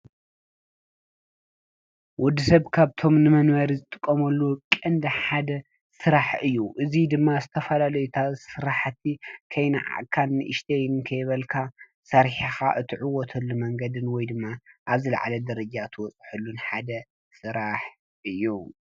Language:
Tigrinya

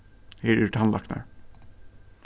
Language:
Faroese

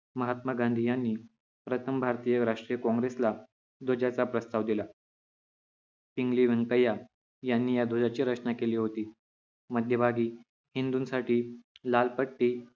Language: Marathi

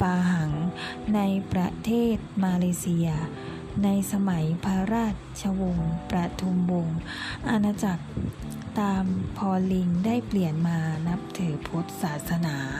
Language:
Thai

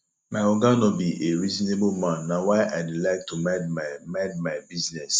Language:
Nigerian Pidgin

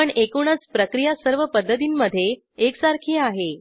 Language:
Marathi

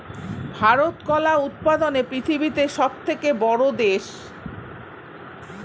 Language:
Bangla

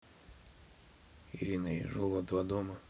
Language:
Russian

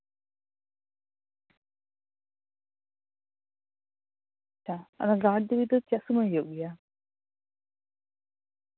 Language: Santali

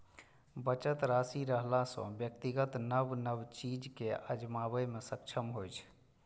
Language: Maithili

